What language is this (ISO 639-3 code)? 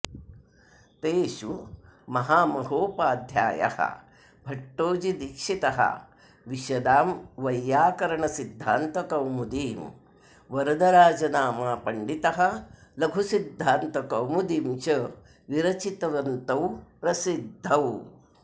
san